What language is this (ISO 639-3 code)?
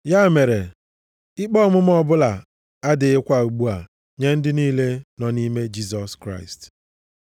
ibo